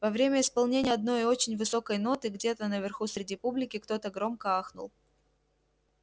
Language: Russian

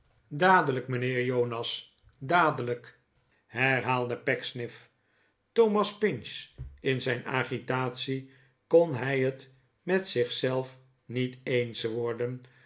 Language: Dutch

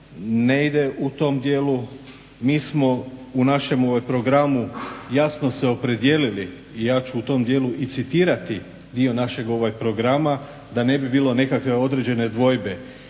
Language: Croatian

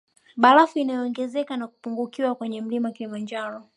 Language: Swahili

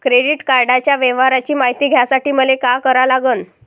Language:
Marathi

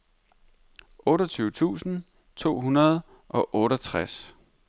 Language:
Danish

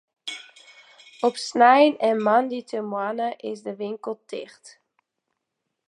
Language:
Western Frisian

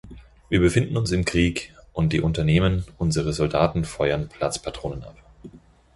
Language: German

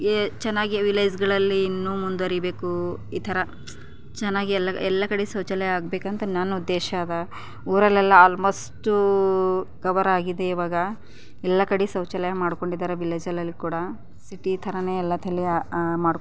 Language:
Kannada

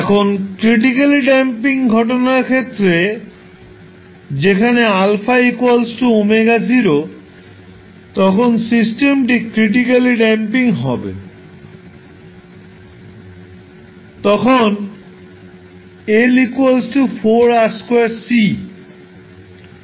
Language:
Bangla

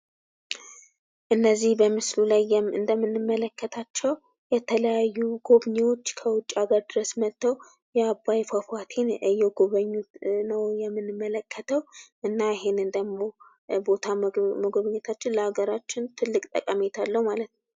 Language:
Amharic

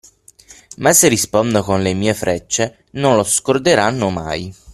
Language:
Italian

